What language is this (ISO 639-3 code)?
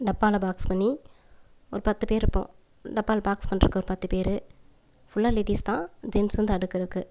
tam